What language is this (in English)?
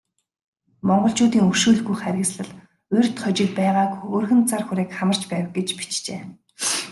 Mongolian